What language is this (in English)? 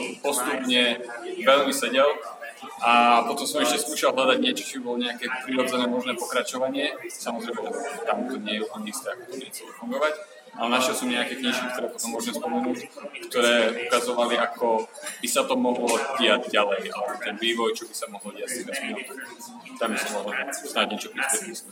Slovak